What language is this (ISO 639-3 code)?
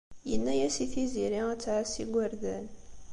kab